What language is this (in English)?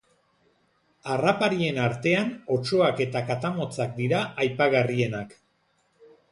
Basque